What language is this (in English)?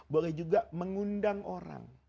Indonesian